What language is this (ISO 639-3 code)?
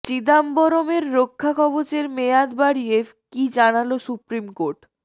ben